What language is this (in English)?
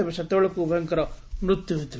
Odia